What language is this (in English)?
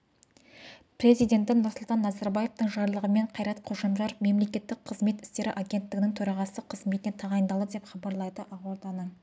Kazakh